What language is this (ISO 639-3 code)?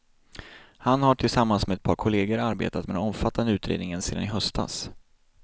swe